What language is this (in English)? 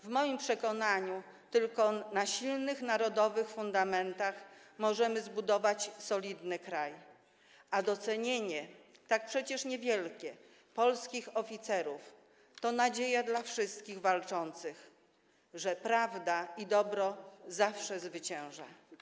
Polish